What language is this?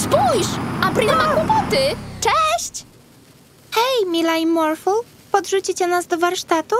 Polish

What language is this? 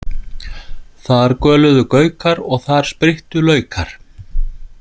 Icelandic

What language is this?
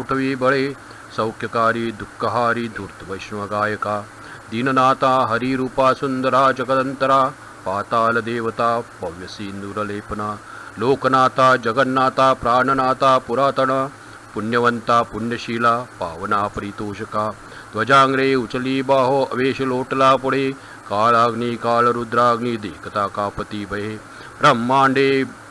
Marathi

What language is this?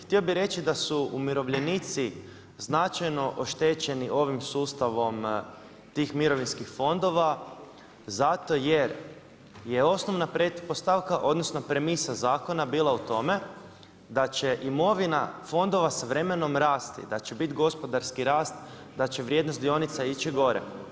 Croatian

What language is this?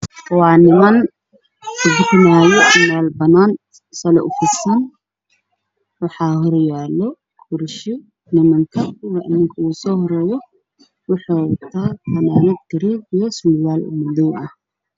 Somali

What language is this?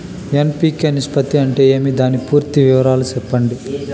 Telugu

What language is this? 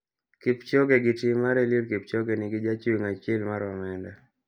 Luo (Kenya and Tanzania)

